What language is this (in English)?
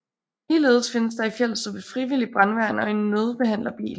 Danish